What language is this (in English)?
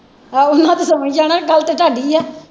Punjabi